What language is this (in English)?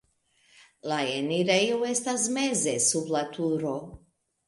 Esperanto